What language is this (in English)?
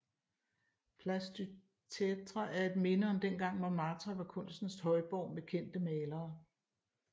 Danish